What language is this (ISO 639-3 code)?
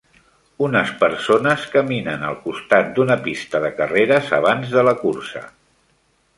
cat